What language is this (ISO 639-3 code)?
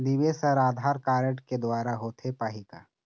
hne